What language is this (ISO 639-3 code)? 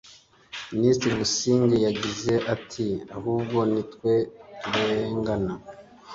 kin